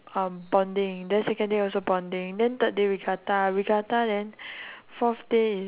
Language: English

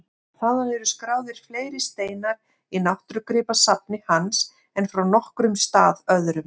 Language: Icelandic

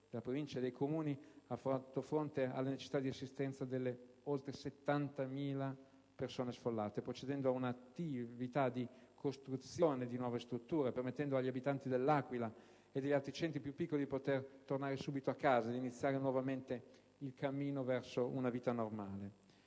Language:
Italian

